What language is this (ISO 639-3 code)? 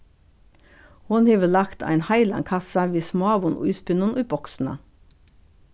fao